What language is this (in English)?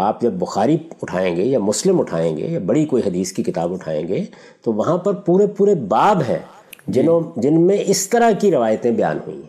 Urdu